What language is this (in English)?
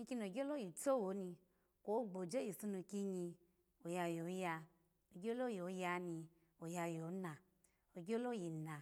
Alago